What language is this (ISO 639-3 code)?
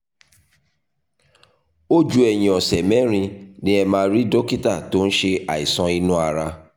yor